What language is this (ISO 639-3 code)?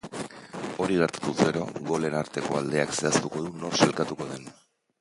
eus